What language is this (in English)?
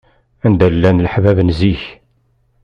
Kabyle